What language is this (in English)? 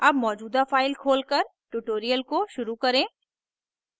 Hindi